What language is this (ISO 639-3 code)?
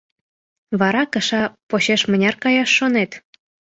chm